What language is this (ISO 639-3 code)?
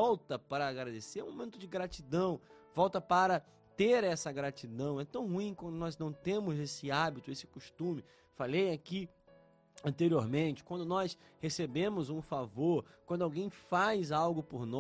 por